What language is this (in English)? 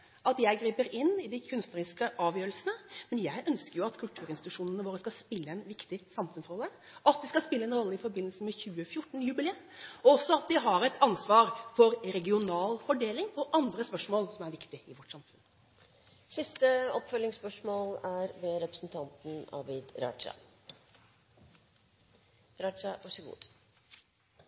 Norwegian